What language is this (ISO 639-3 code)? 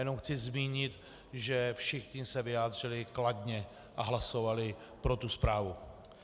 ces